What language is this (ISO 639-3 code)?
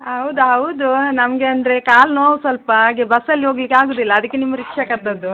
kan